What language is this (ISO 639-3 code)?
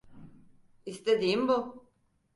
tur